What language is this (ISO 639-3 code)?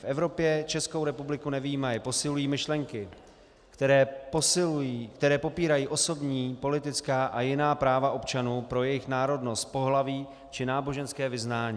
ces